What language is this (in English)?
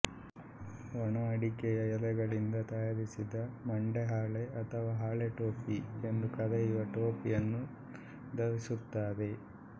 Kannada